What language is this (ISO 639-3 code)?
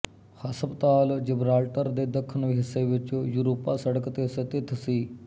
pan